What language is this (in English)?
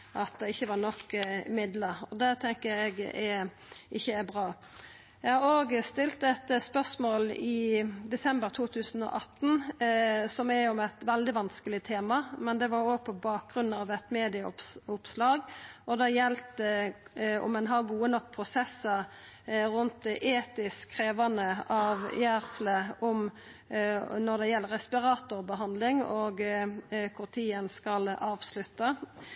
Norwegian Nynorsk